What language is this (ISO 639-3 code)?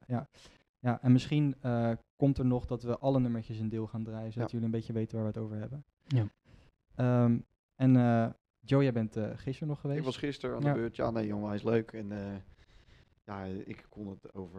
nld